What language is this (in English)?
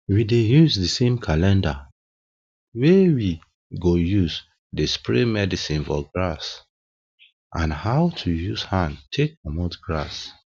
Nigerian Pidgin